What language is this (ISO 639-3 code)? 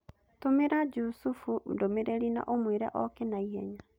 kik